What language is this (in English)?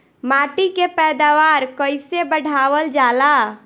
Bhojpuri